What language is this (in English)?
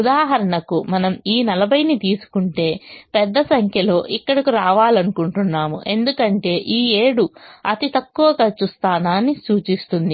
Telugu